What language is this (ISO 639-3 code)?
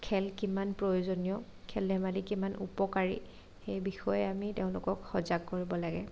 asm